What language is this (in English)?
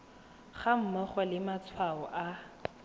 Tswana